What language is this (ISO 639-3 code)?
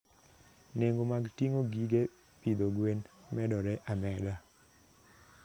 luo